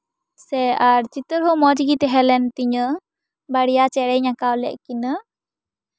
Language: Santali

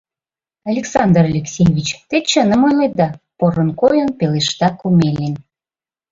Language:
Mari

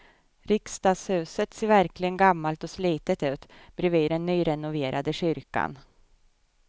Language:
Swedish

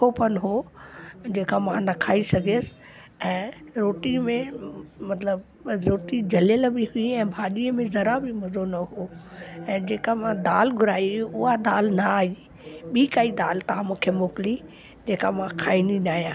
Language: Sindhi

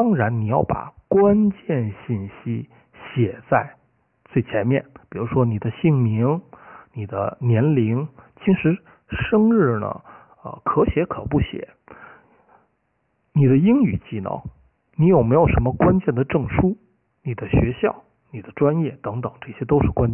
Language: Chinese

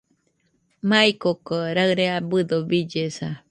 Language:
Nüpode Huitoto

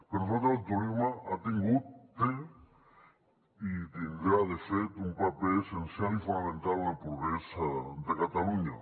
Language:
Catalan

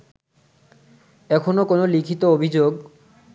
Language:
Bangla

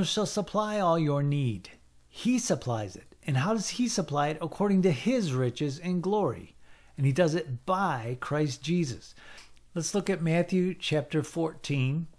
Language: English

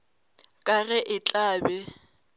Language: Northern Sotho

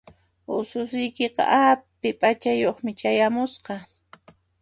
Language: Puno Quechua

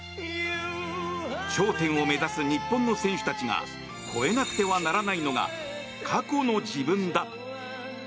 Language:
Japanese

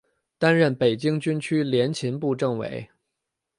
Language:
Chinese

